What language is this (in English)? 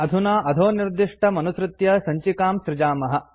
Sanskrit